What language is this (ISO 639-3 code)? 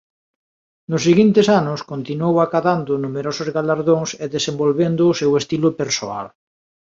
glg